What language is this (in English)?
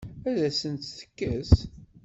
Kabyle